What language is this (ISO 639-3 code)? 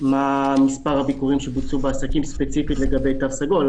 heb